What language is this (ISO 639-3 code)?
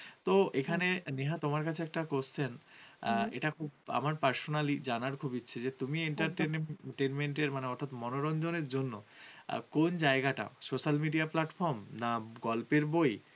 ben